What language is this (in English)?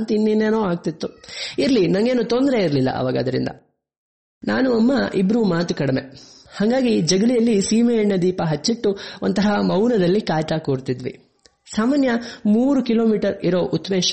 Kannada